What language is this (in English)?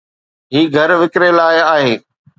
Sindhi